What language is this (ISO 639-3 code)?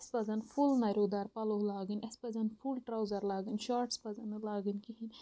kas